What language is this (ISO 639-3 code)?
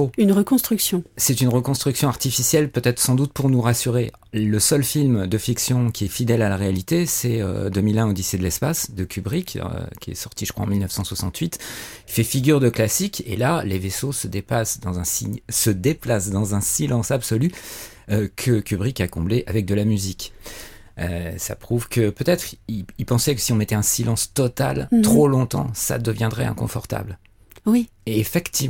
fra